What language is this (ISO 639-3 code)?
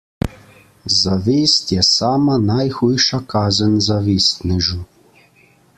slv